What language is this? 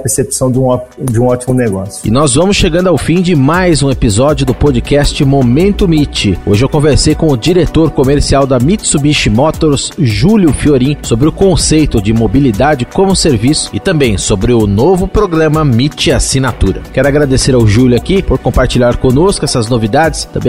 Portuguese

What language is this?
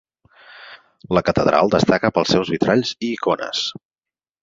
Catalan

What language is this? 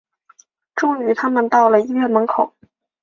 Chinese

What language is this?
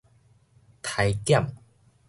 Min Nan Chinese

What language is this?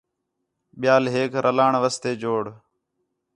Khetrani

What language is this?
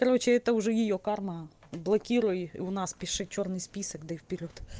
Russian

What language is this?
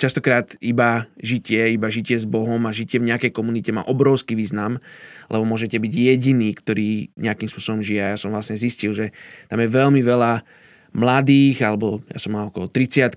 Slovak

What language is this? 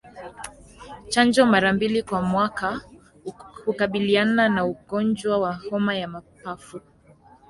Swahili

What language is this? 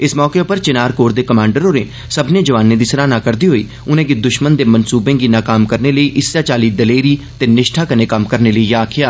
Dogri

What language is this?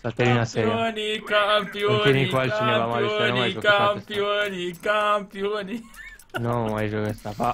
Romanian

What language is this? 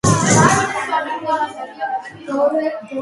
Georgian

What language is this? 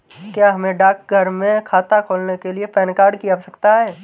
Hindi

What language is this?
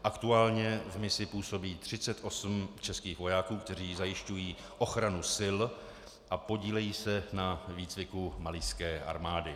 Czech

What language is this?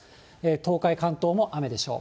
Japanese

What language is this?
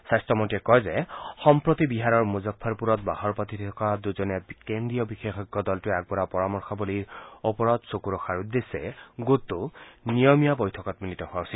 Assamese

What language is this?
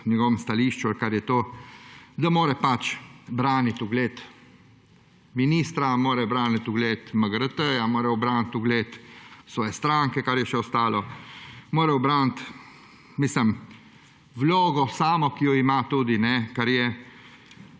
Slovenian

